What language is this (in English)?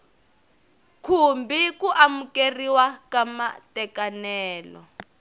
Tsonga